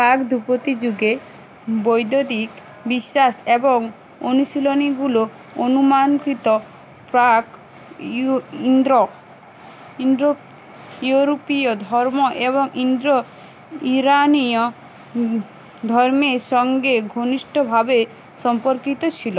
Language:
Bangla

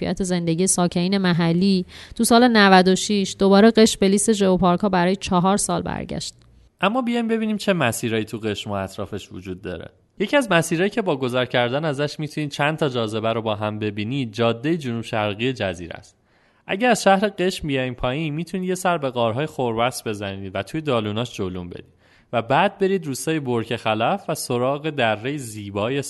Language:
Persian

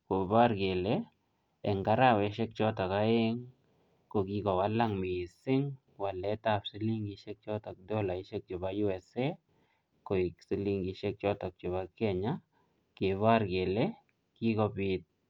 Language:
Kalenjin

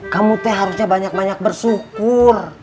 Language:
Indonesian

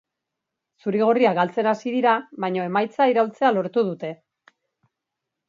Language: Basque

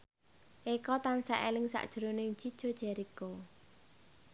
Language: Javanese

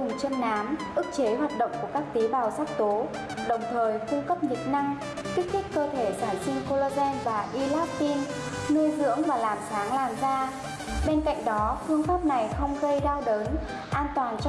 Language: Vietnamese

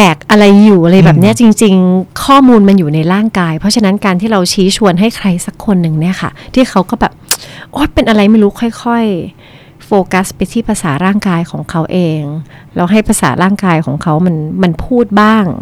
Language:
Thai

